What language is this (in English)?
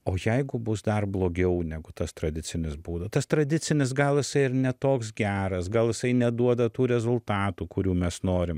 Lithuanian